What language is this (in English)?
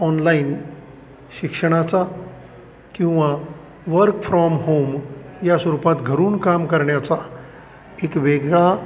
Marathi